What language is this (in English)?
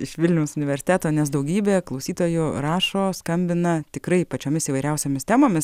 Lithuanian